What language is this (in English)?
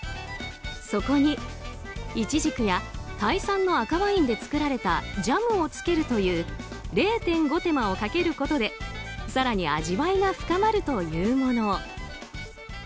Japanese